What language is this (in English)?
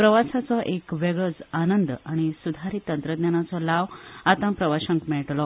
Konkani